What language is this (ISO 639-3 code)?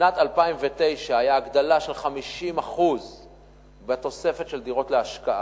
heb